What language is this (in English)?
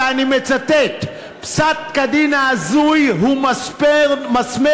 Hebrew